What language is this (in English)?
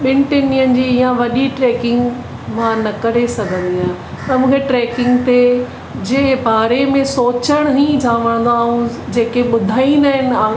Sindhi